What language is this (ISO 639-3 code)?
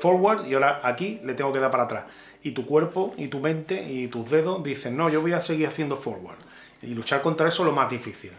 spa